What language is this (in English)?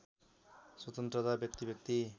Nepali